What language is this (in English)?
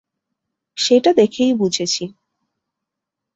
Bangla